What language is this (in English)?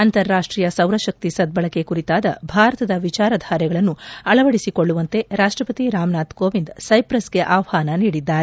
Kannada